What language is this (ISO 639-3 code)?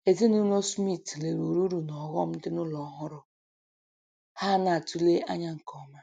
ibo